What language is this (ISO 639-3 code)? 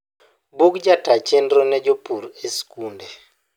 luo